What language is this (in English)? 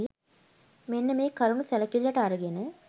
Sinhala